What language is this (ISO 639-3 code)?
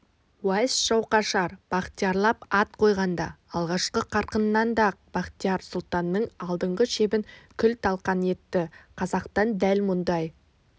kaz